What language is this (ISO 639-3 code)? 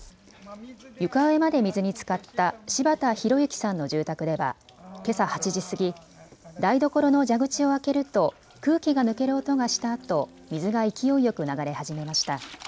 jpn